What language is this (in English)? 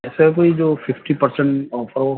Urdu